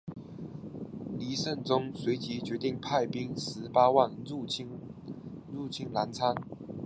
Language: Chinese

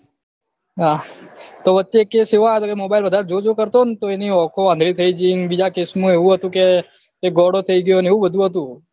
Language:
Gujarati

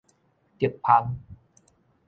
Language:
Min Nan Chinese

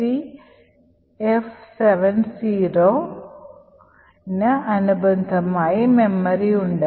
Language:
Malayalam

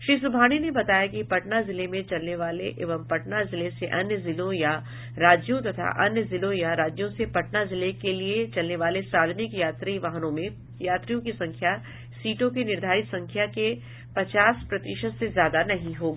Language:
Hindi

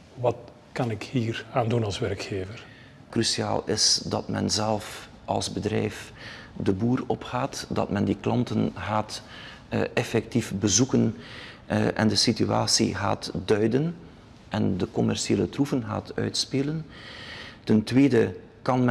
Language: Dutch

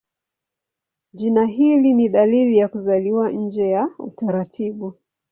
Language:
Swahili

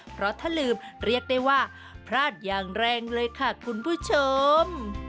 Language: Thai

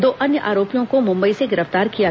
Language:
Hindi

